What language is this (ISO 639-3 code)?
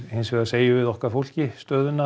isl